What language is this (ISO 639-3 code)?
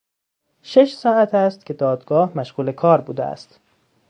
fas